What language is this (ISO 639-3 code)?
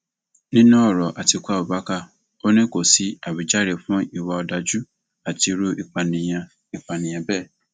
yor